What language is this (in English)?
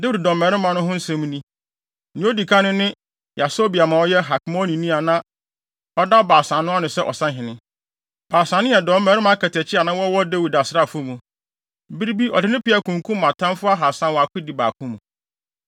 Akan